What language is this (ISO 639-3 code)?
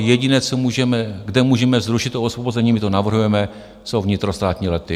ces